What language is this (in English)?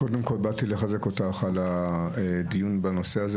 Hebrew